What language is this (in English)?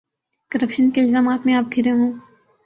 Urdu